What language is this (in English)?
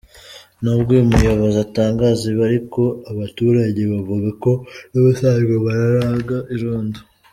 Kinyarwanda